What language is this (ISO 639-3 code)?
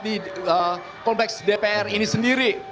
ind